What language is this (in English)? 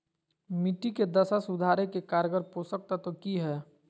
Magahi